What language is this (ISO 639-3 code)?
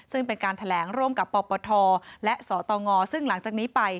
tha